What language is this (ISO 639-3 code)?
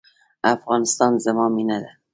pus